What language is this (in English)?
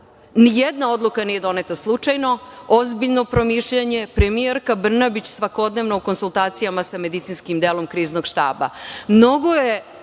Serbian